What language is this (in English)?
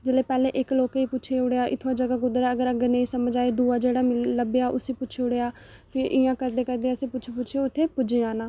Dogri